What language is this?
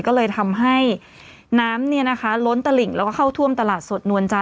Thai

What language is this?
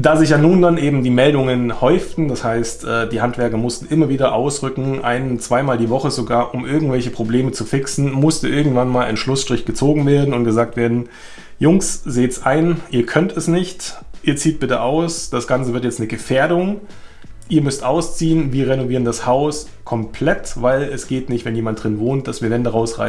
German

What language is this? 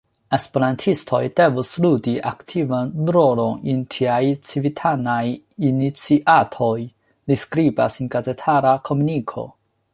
Esperanto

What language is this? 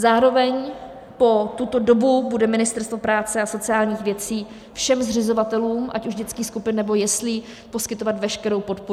Czech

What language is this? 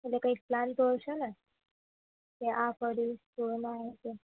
Gujarati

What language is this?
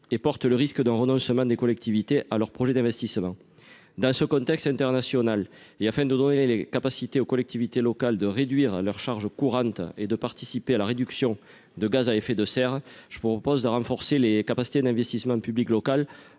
French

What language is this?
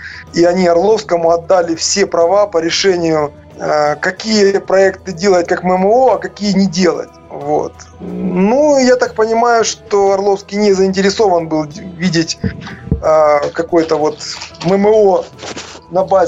Russian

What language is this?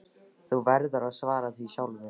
Icelandic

